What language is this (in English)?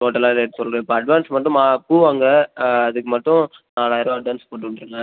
Tamil